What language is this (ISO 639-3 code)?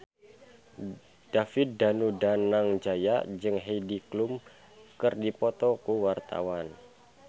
sun